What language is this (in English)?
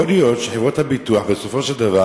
Hebrew